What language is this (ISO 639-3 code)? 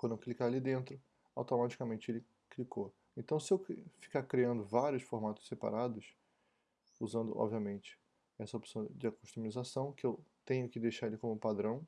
por